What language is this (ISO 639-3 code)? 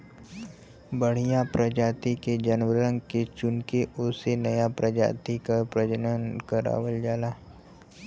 bho